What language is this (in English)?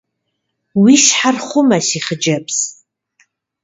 Kabardian